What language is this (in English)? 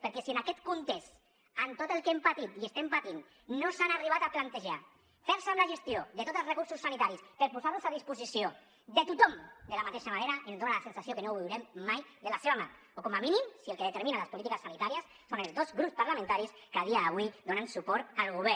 Catalan